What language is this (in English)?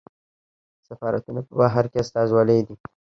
Pashto